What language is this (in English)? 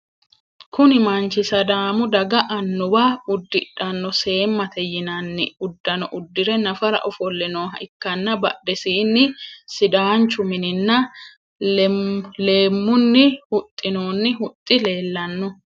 Sidamo